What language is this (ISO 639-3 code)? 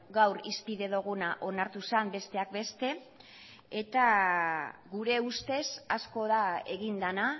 eus